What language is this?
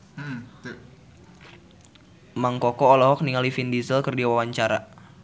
Sundanese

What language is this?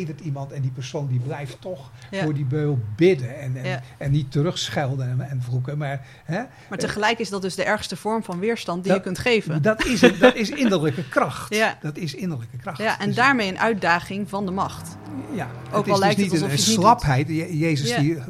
Dutch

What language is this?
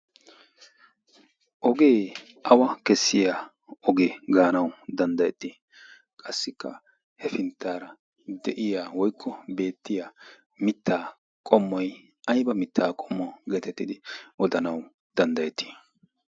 Wolaytta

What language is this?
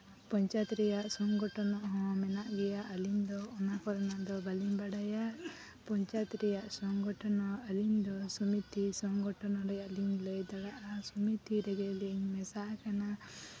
Santali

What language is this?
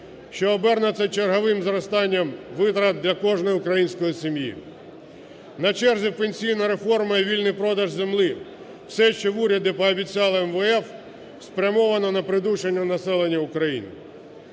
Ukrainian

